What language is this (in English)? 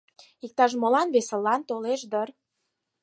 Mari